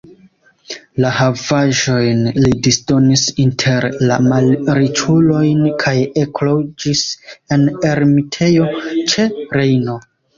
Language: Esperanto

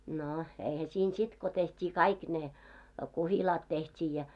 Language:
Finnish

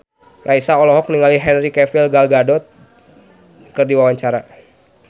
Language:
Sundanese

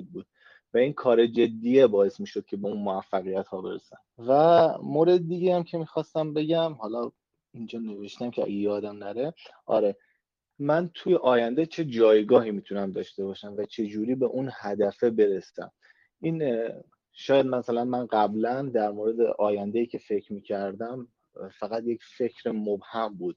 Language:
Persian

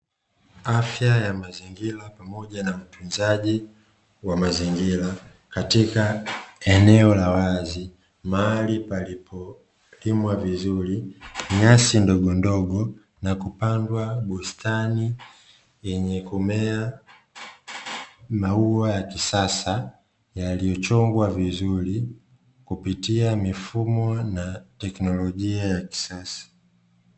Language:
Swahili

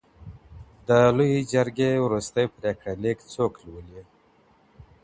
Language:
Pashto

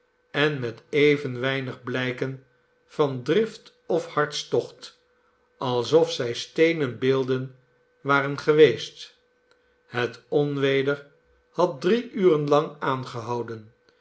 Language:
Dutch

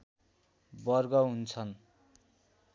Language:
Nepali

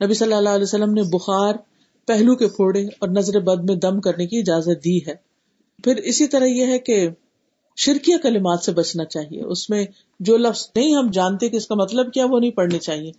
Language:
Urdu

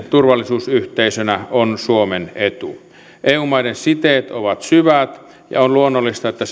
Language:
Finnish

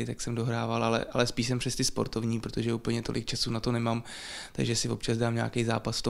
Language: Czech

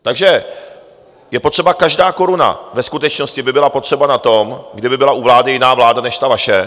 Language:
Czech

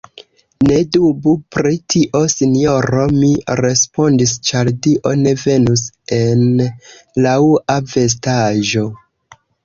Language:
Esperanto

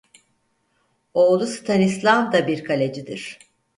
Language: Turkish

